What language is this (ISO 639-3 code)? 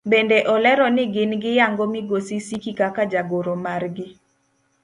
luo